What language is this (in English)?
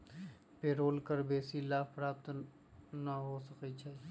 Magahi